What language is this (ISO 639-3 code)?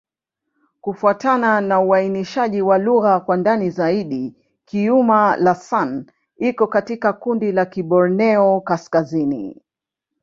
swa